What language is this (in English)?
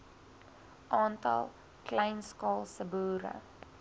Afrikaans